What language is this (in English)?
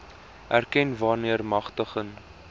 Afrikaans